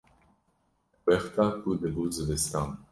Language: Kurdish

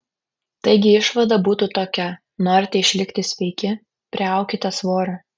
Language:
Lithuanian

